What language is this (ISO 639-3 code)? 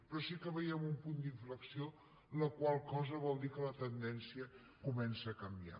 cat